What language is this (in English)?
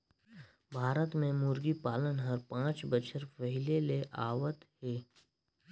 Chhattisgarhi